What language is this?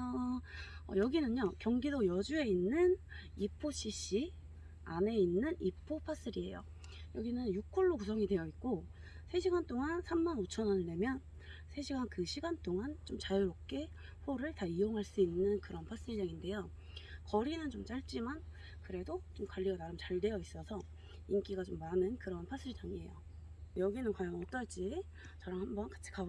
Korean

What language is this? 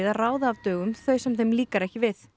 Icelandic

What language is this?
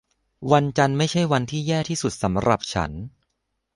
Thai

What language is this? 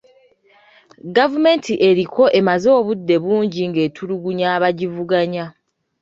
Ganda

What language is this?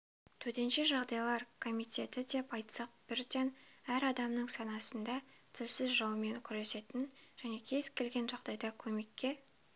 Kazakh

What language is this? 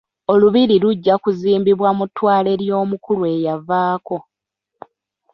Ganda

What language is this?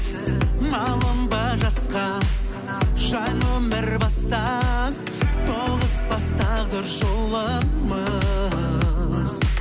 Kazakh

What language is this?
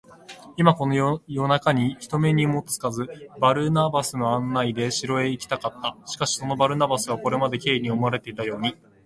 Japanese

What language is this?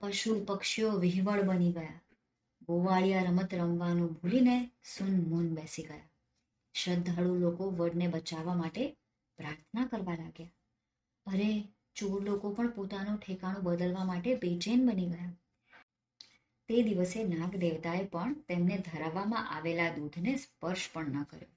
Gujarati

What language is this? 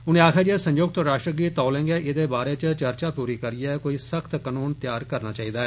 Dogri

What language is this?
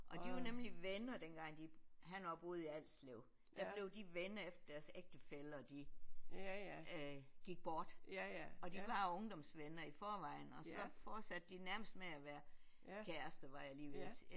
Danish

